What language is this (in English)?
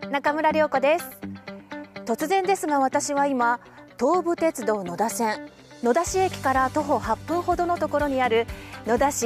Japanese